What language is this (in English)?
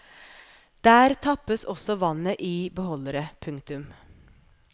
Norwegian